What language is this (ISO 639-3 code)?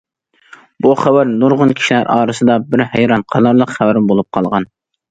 uig